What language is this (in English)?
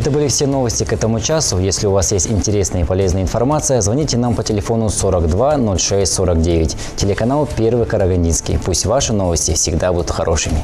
Russian